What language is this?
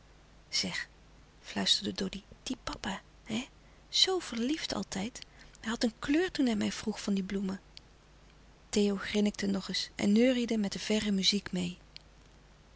Dutch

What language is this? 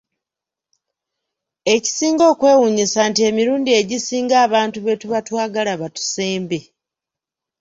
Ganda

